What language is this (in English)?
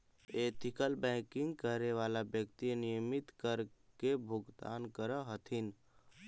Magahi